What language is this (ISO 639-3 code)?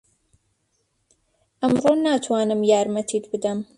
ckb